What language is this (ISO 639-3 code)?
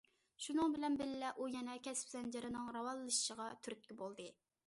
uig